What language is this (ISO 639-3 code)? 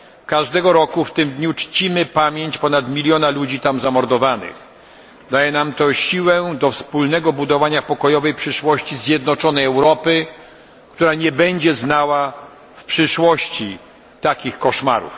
pol